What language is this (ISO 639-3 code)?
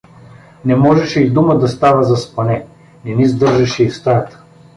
bul